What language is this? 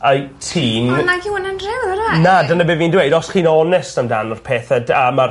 Welsh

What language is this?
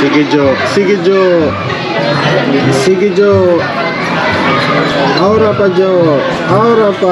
Filipino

